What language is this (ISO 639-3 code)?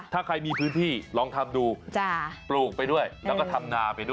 tha